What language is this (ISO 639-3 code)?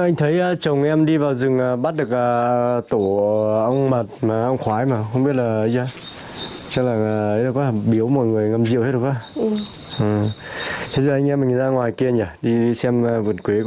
vie